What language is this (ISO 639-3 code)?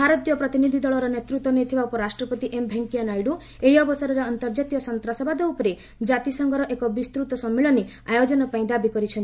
ori